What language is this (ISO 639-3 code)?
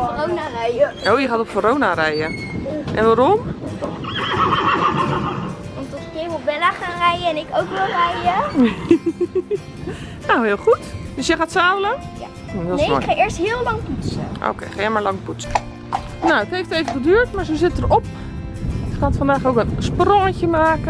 nld